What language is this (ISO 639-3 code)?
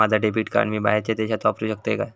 mar